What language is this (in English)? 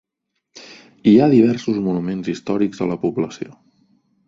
Catalan